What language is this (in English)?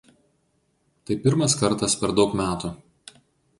Lithuanian